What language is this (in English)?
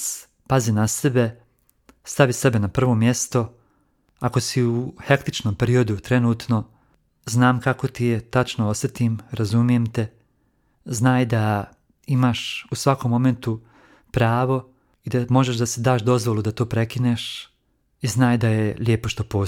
Croatian